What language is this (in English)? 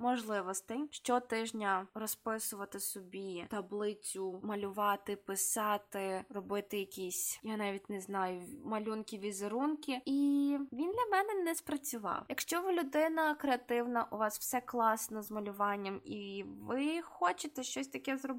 Ukrainian